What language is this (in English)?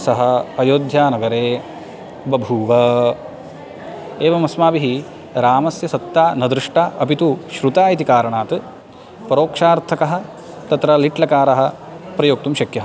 Sanskrit